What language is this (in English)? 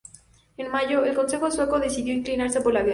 Spanish